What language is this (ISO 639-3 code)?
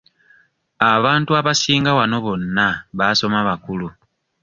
lug